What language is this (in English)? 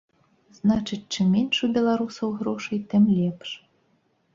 Belarusian